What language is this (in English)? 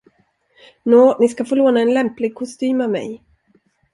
Swedish